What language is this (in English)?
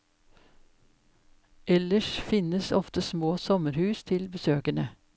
Norwegian